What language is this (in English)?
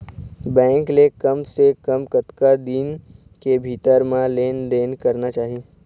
Chhattisgarhi